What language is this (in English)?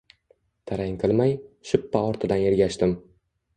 Uzbek